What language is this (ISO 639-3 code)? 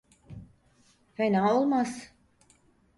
tur